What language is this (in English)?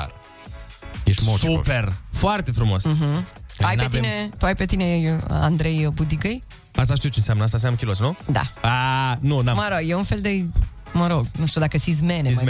Romanian